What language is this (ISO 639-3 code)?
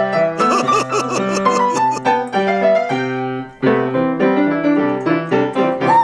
kor